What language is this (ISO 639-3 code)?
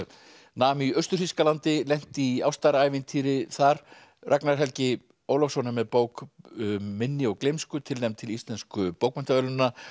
isl